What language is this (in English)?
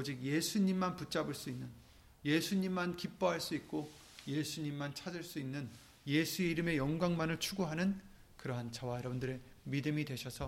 Korean